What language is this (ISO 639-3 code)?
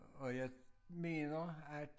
dan